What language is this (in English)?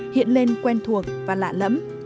Vietnamese